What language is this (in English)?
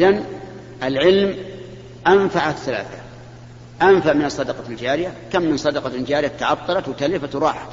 Arabic